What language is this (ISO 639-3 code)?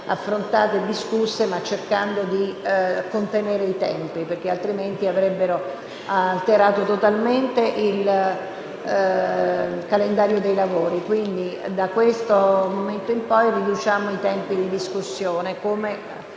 ita